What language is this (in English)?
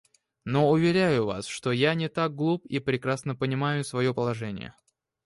Russian